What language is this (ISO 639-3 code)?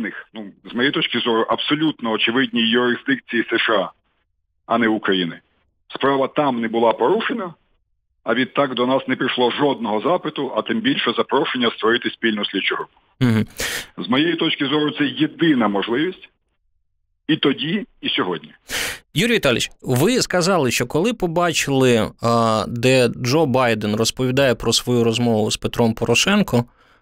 ukr